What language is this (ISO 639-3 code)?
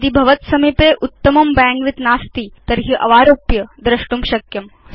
san